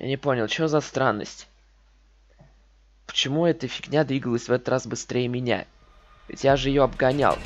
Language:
Russian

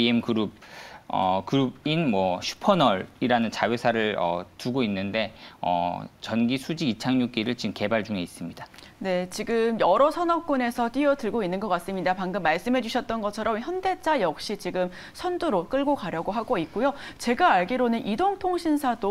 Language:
Korean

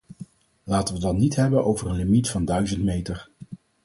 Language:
Dutch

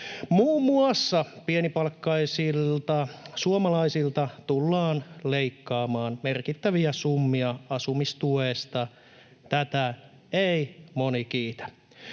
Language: Finnish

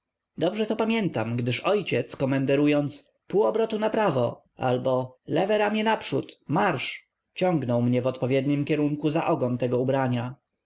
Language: Polish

